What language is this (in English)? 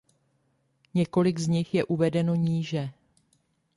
Czech